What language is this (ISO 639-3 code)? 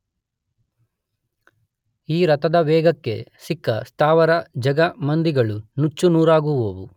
kan